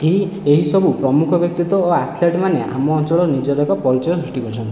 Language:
Odia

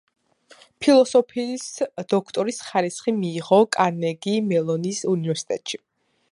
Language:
Georgian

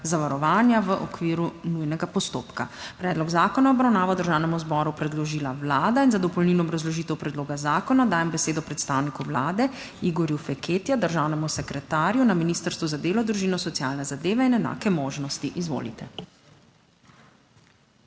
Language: Slovenian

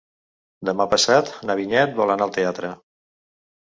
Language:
Catalan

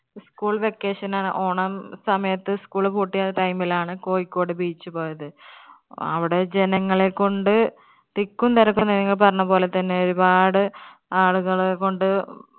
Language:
Malayalam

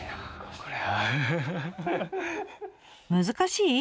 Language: Japanese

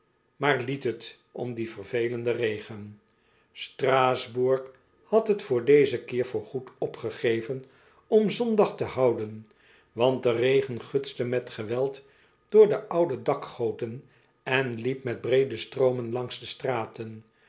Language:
Dutch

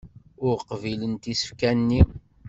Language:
Kabyle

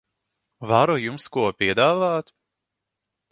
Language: Latvian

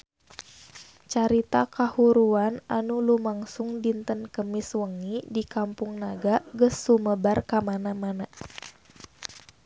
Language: Sundanese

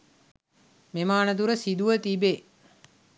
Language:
Sinhala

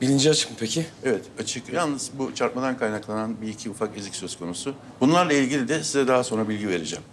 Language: Turkish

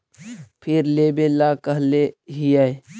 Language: Magahi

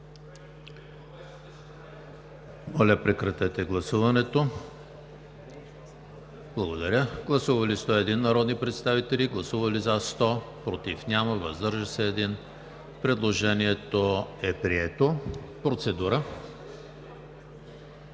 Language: Bulgarian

